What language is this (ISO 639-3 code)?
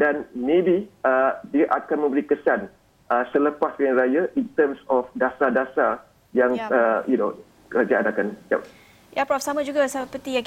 msa